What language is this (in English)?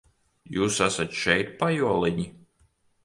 Latvian